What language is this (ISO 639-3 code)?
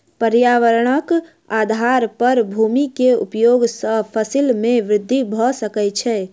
mai